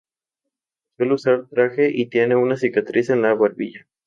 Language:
Spanish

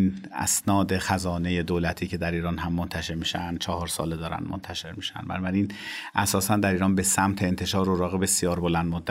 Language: Persian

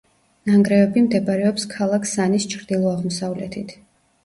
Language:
Georgian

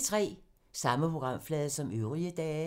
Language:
Danish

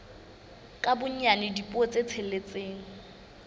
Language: Southern Sotho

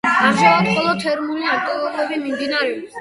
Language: Georgian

